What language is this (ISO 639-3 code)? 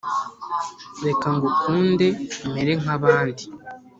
kin